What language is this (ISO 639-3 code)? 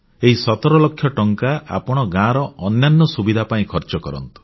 ori